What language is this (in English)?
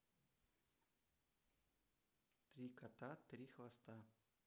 Russian